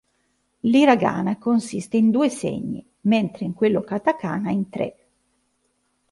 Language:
Italian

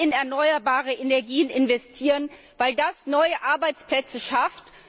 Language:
German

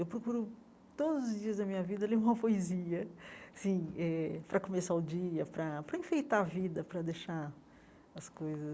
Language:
Portuguese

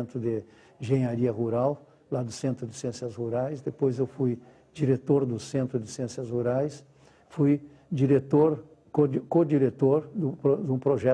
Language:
Portuguese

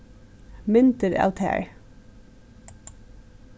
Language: Faroese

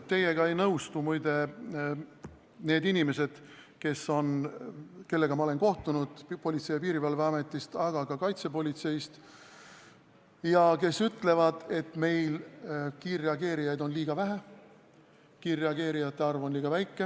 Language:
Estonian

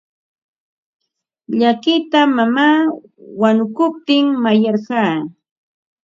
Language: Ambo-Pasco Quechua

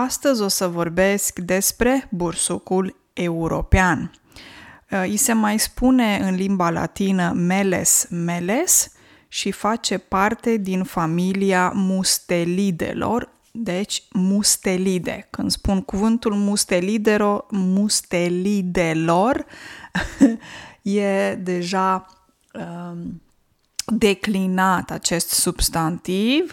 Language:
Romanian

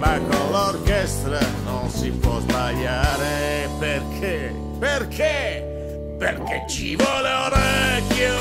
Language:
Italian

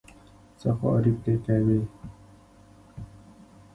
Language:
Pashto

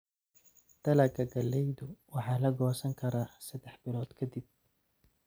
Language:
Somali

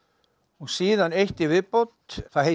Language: Icelandic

